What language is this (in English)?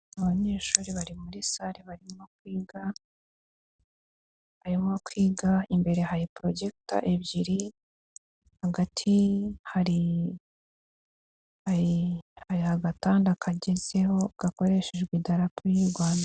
Kinyarwanda